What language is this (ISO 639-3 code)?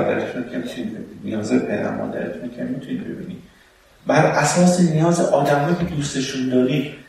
fas